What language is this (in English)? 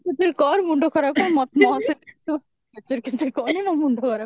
Odia